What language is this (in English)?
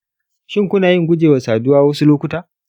Hausa